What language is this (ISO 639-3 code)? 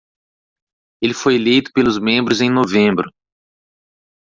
por